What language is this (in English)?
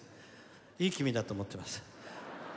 Japanese